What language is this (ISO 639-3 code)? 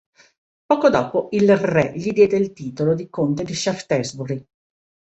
ita